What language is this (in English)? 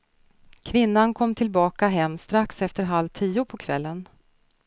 Swedish